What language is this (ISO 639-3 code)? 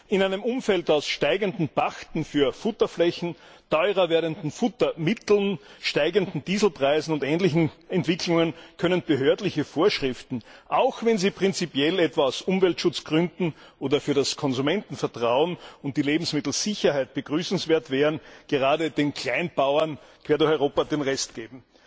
deu